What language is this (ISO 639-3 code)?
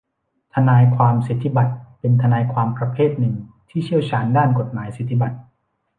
tha